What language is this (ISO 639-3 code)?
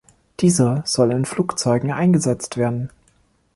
deu